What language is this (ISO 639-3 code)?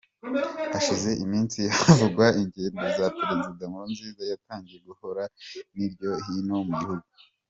kin